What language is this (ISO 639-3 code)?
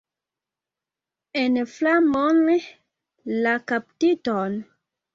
epo